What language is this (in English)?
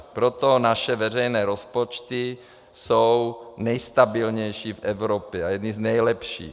Czech